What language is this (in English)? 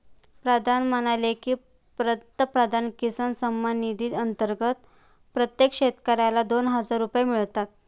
Marathi